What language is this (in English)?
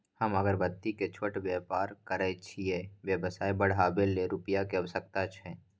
Maithili